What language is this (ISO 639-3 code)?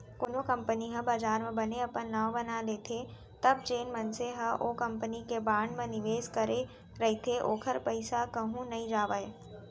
hne